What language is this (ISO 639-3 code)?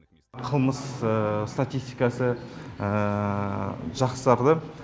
kaz